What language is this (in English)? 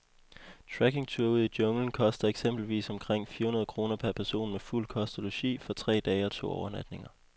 Danish